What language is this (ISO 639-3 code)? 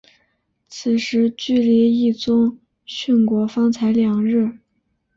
zho